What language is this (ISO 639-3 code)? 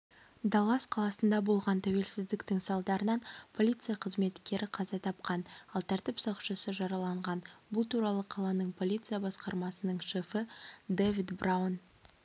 kaz